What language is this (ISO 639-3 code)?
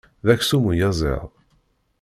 kab